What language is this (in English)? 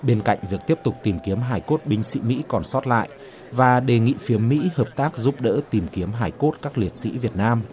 Vietnamese